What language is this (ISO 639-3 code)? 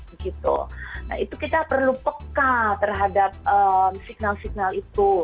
ind